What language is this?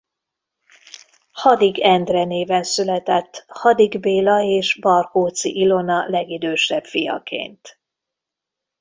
Hungarian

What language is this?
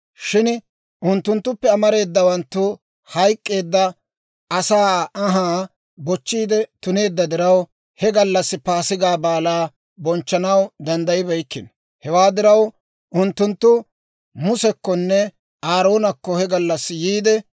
Dawro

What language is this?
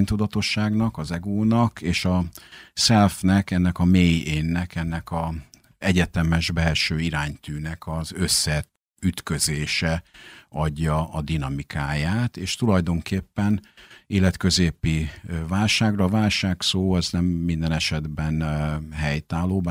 Hungarian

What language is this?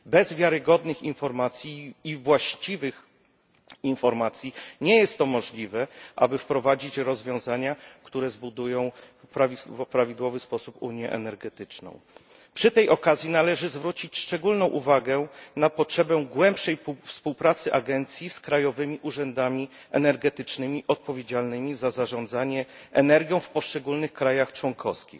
Polish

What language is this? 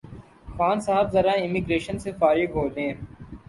Urdu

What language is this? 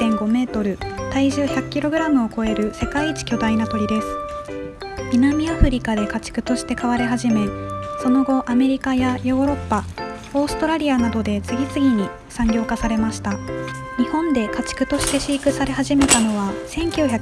Japanese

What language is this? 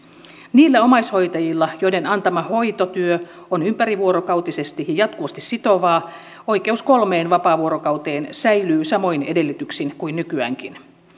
Finnish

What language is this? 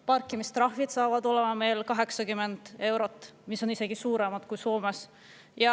Estonian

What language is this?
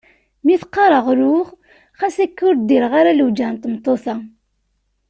Kabyle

